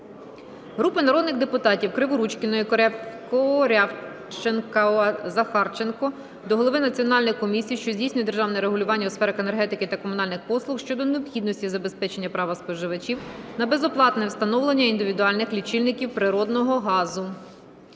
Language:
Ukrainian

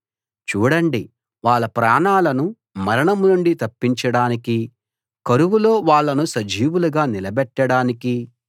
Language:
Telugu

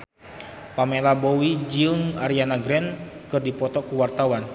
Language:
Sundanese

